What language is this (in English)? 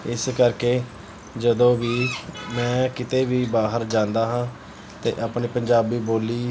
Punjabi